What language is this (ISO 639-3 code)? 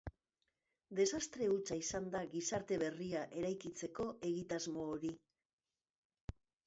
eus